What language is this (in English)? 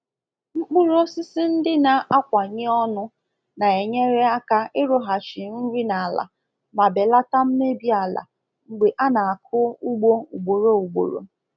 Igbo